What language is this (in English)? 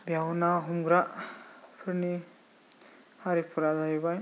Bodo